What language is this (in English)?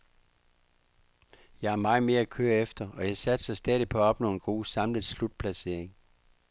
Danish